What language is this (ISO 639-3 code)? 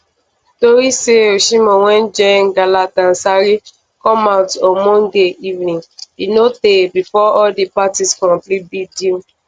pcm